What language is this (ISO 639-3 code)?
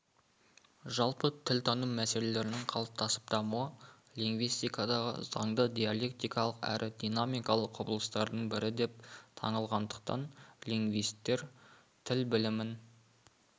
kaz